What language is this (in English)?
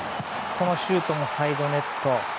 Japanese